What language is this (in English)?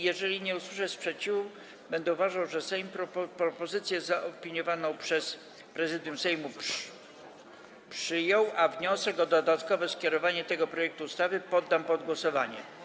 Polish